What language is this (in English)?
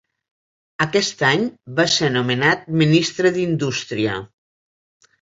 Catalan